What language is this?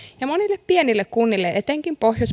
Finnish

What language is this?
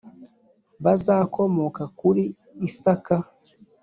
Kinyarwanda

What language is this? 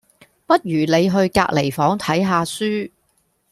Cantonese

